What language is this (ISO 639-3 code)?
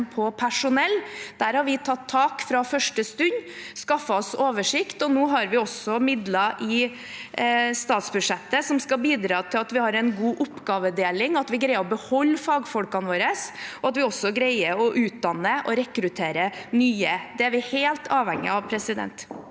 nor